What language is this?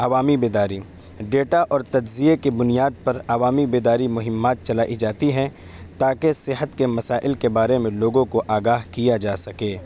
Urdu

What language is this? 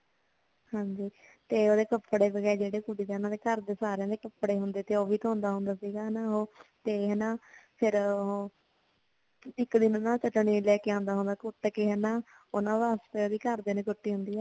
Punjabi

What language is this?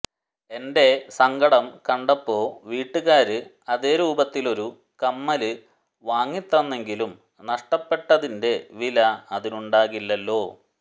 Malayalam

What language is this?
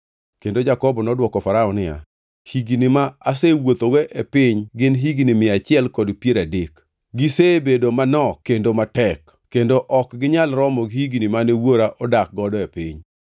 Luo (Kenya and Tanzania)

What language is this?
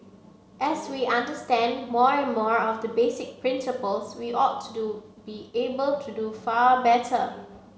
English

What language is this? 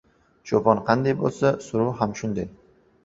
Uzbek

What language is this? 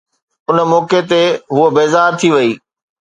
Sindhi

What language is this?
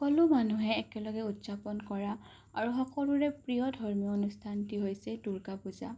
Assamese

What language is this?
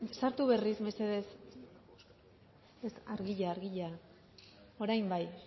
Basque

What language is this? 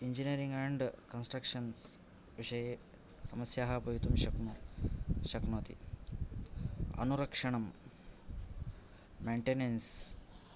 Sanskrit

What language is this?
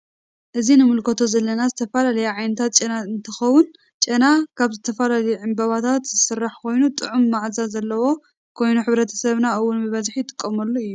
Tigrinya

